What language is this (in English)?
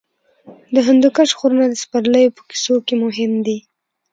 Pashto